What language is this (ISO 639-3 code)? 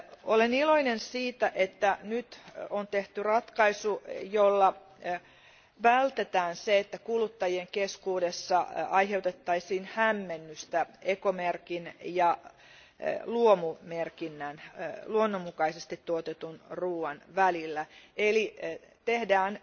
fin